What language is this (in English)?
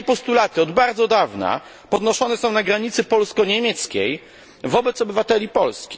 Polish